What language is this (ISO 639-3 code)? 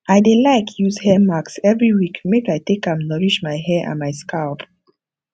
pcm